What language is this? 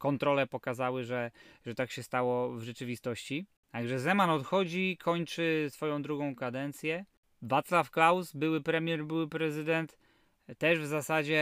Polish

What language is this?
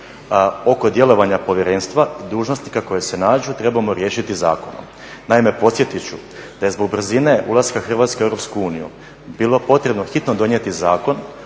Croatian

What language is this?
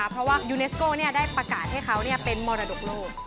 Thai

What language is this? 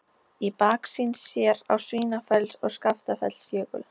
Icelandic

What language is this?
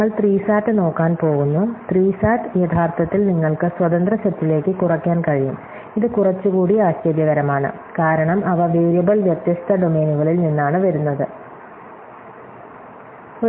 Malayalam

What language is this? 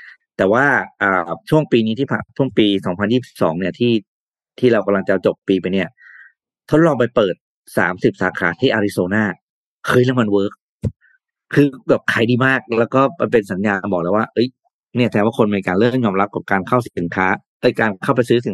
Thai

